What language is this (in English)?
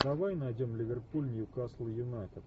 Russian